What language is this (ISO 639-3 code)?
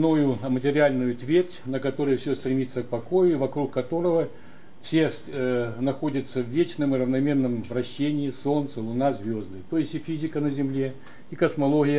rus